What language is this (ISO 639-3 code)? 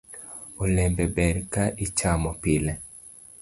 luo